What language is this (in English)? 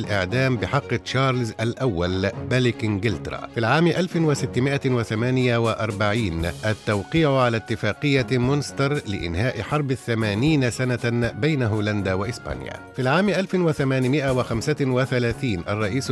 Arabic